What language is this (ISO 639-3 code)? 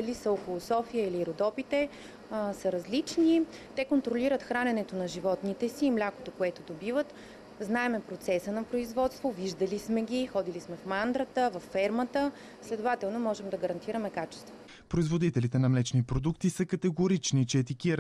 bul